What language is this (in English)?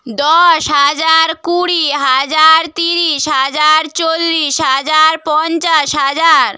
Bangla